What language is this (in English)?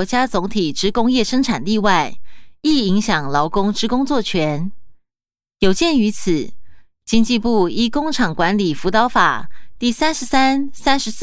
Chinese